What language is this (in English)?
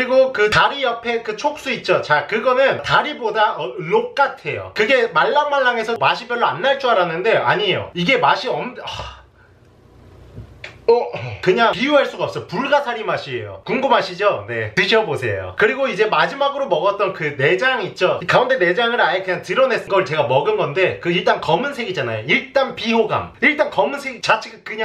Korean